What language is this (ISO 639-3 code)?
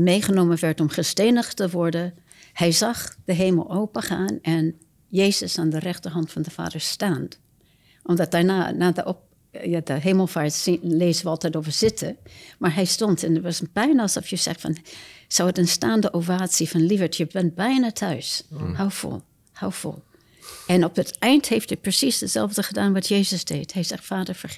nld